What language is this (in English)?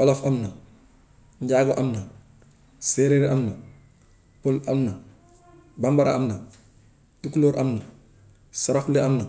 Gambian Wolof